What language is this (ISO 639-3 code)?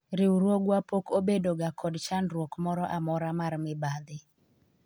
luo